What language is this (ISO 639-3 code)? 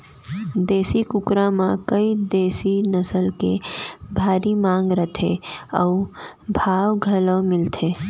hne